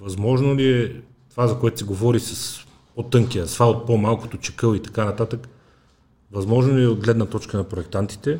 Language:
Bulgarian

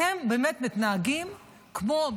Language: Hebrew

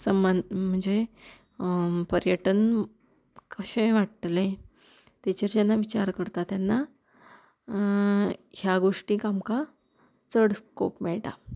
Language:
Konkani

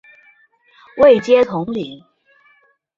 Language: Chinese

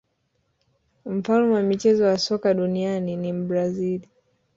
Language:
Swahili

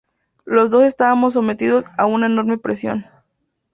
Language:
Spanish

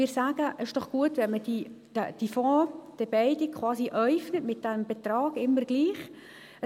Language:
Swiss German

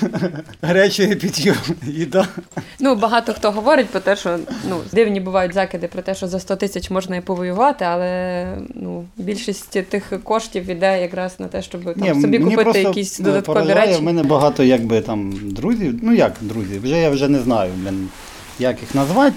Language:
Ukrainian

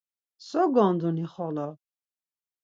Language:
Laz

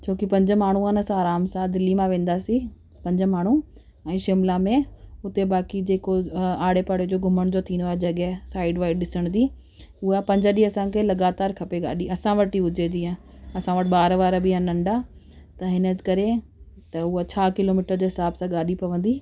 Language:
Sindhi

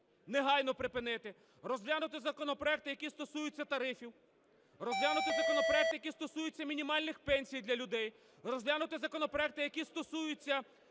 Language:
Ukrainian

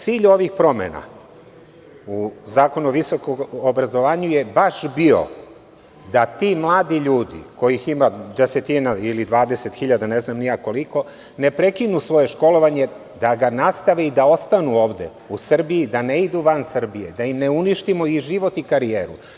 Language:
Serbian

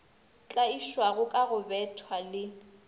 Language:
Northern Sotho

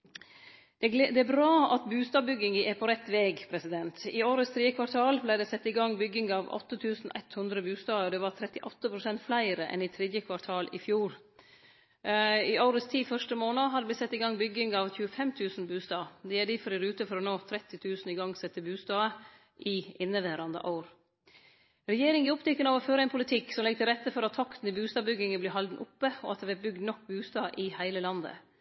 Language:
Norwegian Nynorsk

